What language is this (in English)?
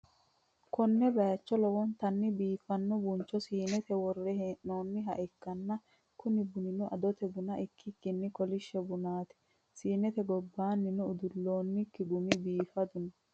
Sidamo